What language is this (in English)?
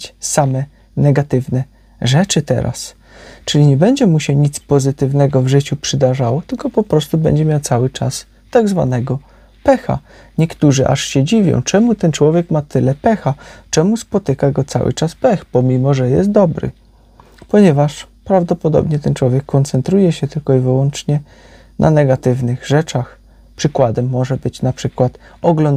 Polish